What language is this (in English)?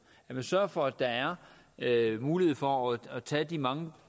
Danish